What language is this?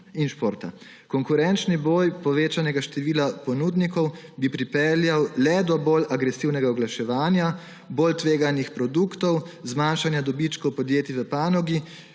Slovenian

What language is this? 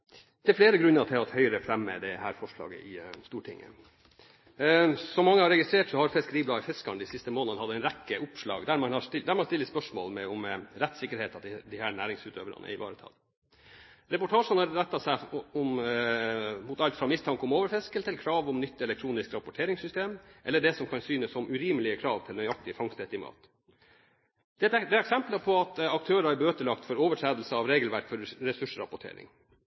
Norwegian Bokmål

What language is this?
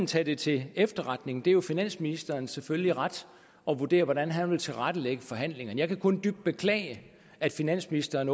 Danish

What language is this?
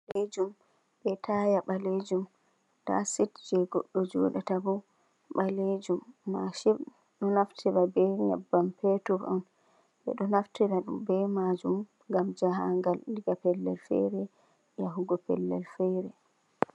Fula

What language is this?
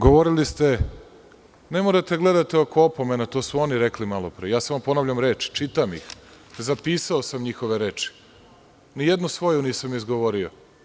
Serbian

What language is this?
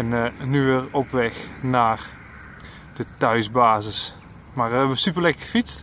Dutch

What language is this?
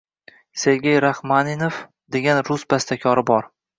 Uzbek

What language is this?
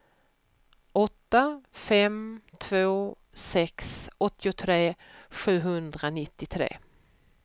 Swedish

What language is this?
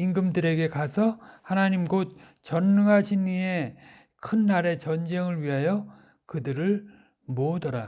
Korean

